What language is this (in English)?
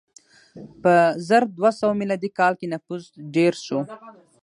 Pashto